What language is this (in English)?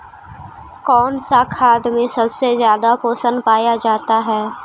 Magahi